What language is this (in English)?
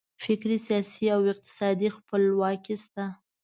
Pashto